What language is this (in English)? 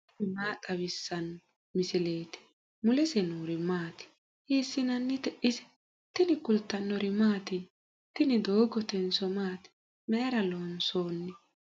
Sidamo